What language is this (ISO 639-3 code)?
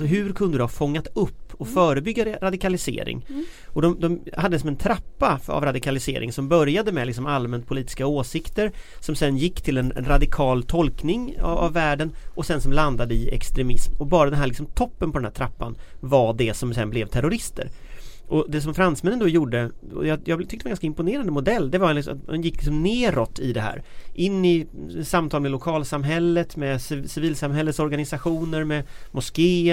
swe